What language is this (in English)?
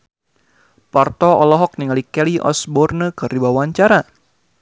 Sundanese